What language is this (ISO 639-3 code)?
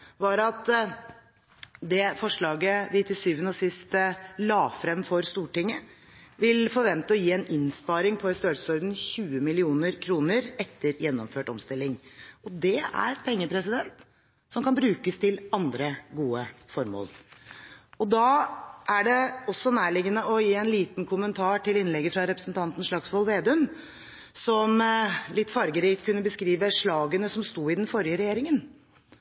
nob